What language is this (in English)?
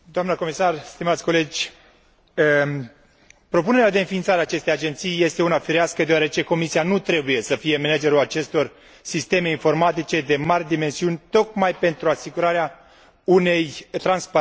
Romanian